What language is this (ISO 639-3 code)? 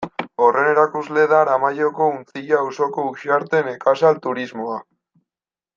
eus